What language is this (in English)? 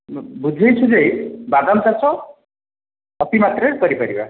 Odia